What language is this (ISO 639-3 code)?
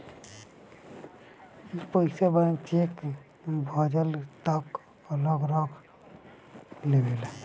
bho